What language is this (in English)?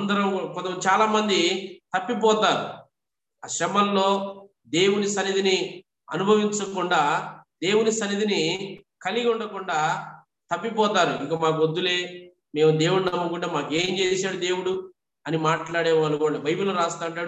Telugu